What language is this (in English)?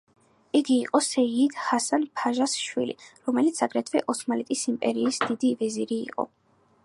Georgian